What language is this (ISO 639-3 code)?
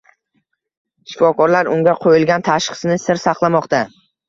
uzb